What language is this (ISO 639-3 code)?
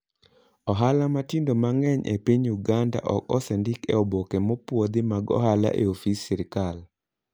luo